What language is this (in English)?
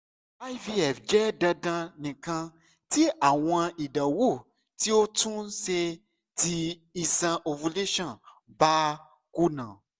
Yoruba